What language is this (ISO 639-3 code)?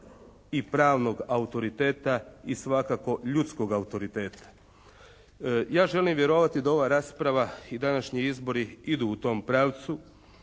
hrv